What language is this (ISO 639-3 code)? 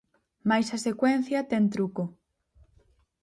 glg